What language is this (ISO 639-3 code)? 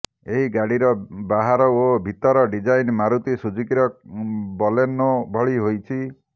ori